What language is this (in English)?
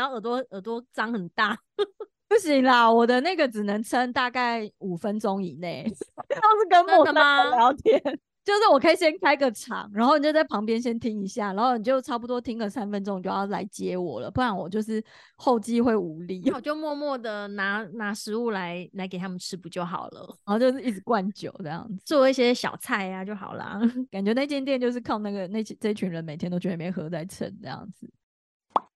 Chinese